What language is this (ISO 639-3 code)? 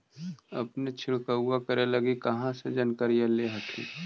mag